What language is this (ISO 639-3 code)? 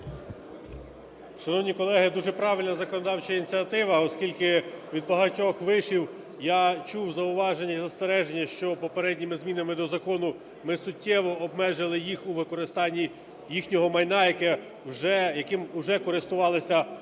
ukr